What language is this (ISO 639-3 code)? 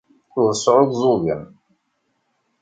kab